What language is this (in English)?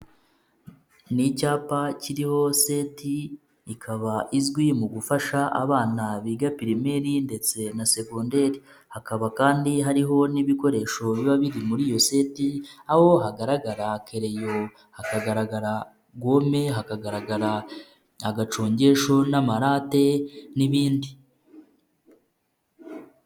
Kinyarwanda